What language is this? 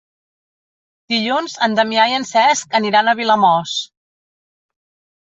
Catalan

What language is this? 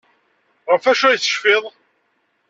Kabyle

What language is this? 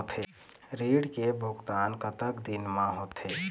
Chhattisgarhi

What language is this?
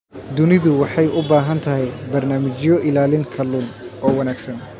Somali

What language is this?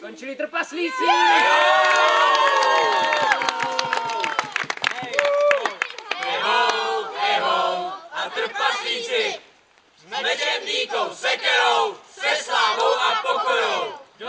Czech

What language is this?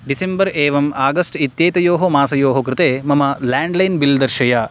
Sanskrit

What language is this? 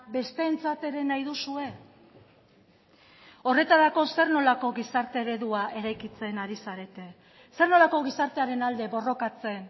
Basque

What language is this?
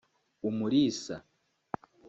Kinyarwanda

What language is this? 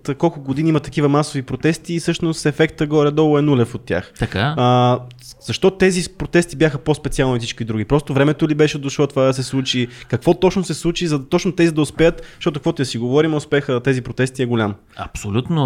Bulgarian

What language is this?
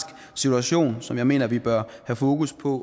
Danish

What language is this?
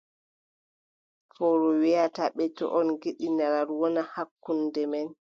Adamawa Fulfulde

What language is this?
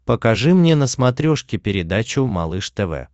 Russian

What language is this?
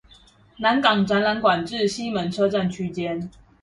Chinese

